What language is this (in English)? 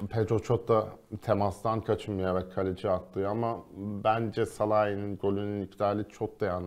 Turkish